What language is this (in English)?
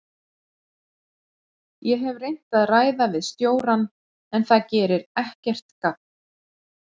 Icelandic